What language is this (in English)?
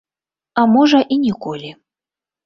Belarusian